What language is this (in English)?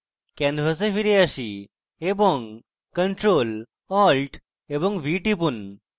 Bangla